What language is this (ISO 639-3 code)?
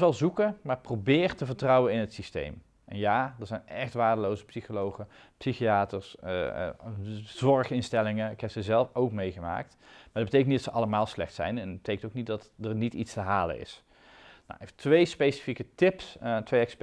nld